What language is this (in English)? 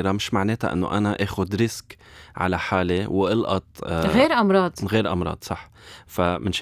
Arabic